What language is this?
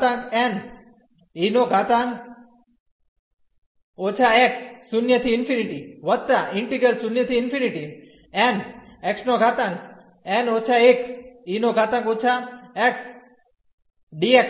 Gujarati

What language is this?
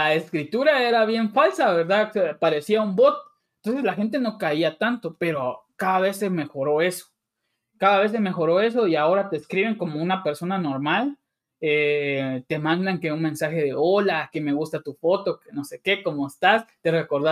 Spanish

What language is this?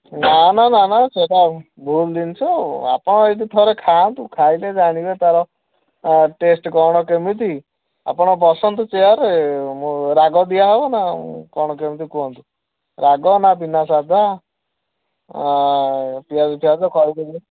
Odia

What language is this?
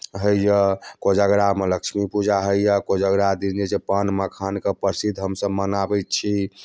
Maithili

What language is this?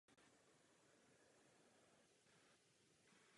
Czech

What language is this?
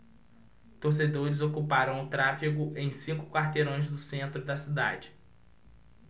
Portuguese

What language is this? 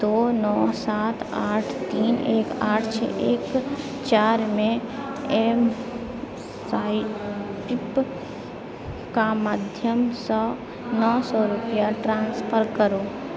Maithili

